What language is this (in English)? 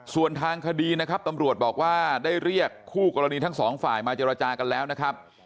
Thai